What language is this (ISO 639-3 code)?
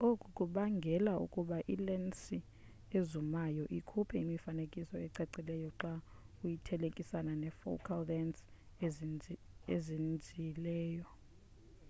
xho